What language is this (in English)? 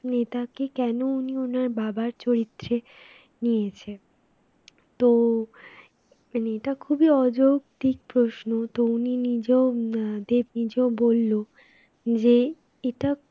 Bangla